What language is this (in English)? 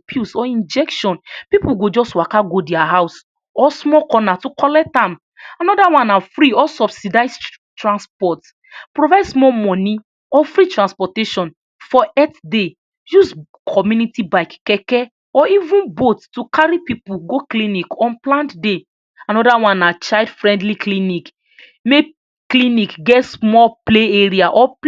Nigerian Pidgin